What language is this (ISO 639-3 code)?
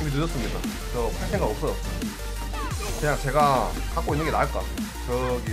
kor